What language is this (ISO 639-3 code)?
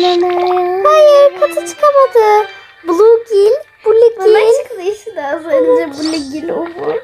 tur